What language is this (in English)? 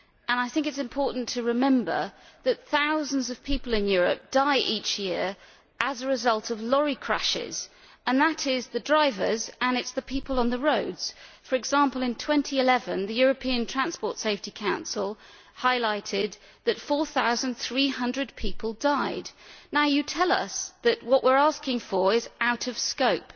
English